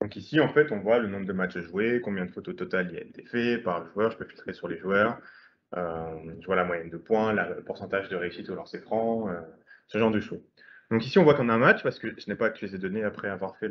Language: French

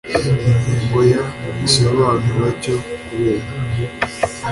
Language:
Kinyarwanda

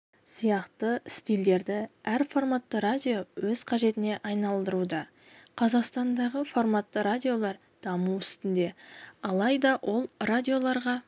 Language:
Kazakh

